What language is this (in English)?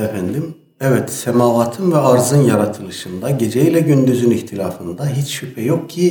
Turkish